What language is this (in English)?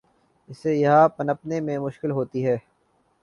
Urdu